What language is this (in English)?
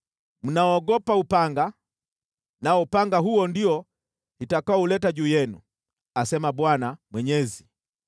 Swahili